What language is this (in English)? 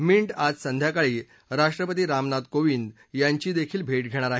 Marathi